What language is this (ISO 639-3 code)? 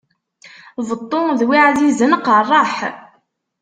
kab